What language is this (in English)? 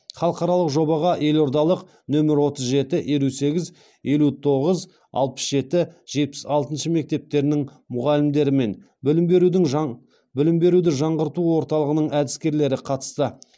Kazakh